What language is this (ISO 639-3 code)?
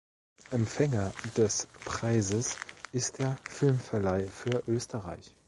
deu